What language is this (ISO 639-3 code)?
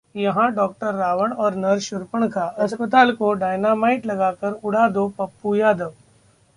hin